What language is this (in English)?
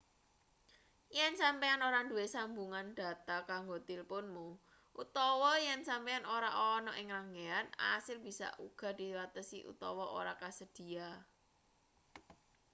Javanese